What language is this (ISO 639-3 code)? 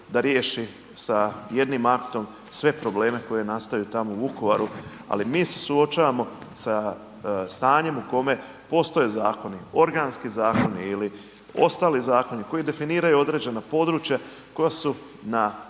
hrv